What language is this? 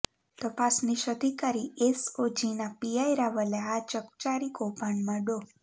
Gujarati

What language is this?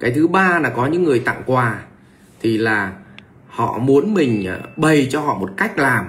Vietnamese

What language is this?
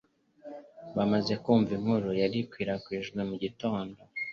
Kinyarwanda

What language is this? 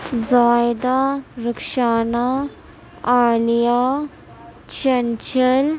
Urdu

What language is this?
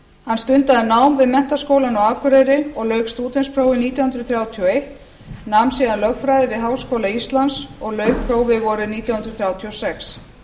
Icelandic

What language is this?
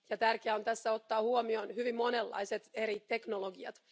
Finnish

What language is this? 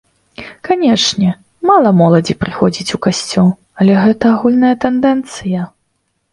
Belarusian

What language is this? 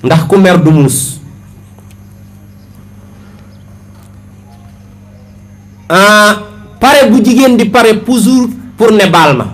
Indonesian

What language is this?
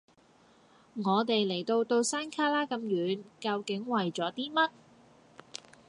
Cantonese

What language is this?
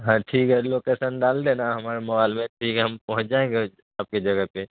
Urdu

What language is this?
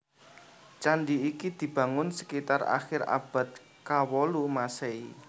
Javanese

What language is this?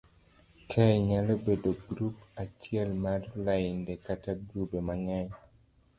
Luo (Kenya and Tanzania)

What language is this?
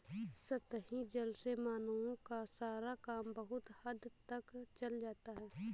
Hindi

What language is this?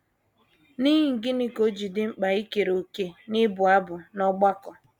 Igbo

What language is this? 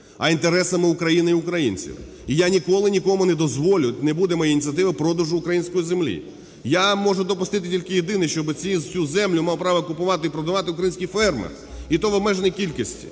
Ukrainian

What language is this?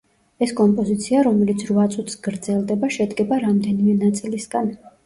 Georgian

